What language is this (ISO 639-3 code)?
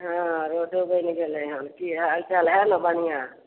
mai